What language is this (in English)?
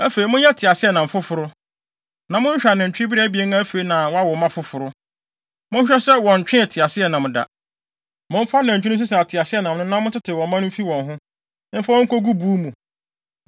Akan